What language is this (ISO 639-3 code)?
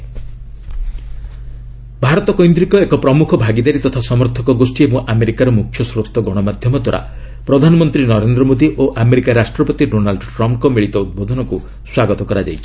ori